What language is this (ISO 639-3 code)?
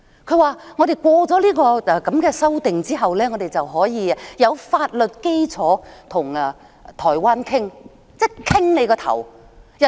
yue